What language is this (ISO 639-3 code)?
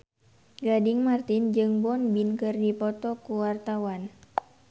sun